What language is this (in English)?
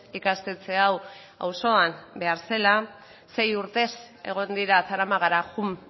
Basque